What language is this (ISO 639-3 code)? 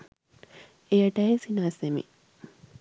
sin